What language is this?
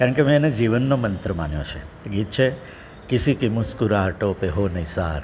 Gujarati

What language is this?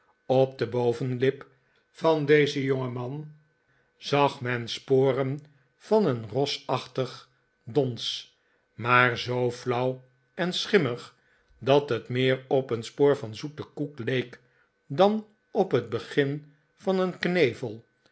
Dutch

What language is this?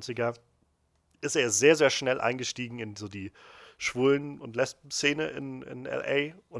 German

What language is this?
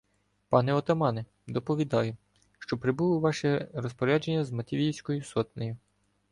Ukrainian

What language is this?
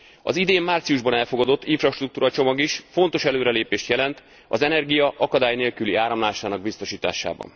Hungarian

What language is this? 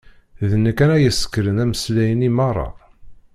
Kabyle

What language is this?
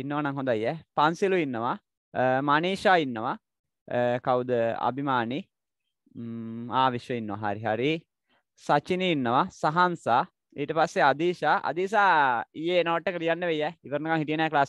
Hindi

